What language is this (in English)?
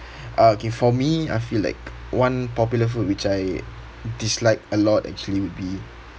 English